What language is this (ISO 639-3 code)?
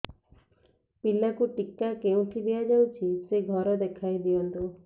ori